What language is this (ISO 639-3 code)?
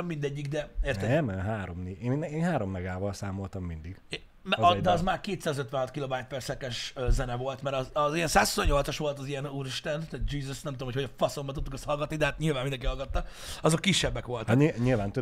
hun